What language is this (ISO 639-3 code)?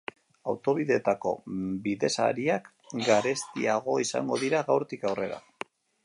eus